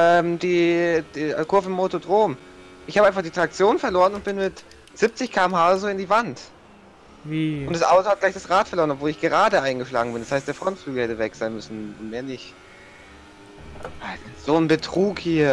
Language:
German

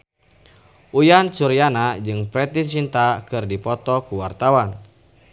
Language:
Sundanese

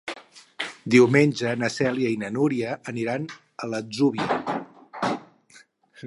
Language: Catalan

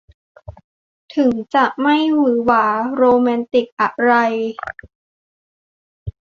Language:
Thai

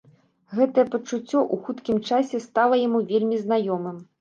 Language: Belarusian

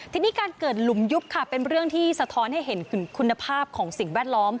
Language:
Thai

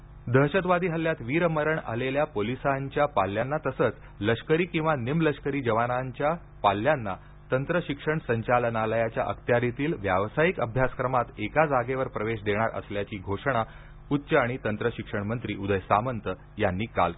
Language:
Marathi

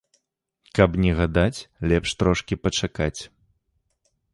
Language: Belarusian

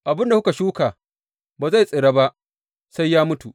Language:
Hausa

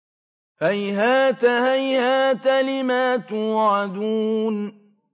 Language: Arabic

